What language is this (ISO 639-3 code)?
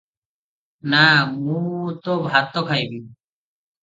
ori